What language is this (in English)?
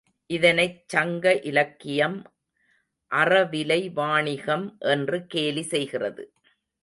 Tamil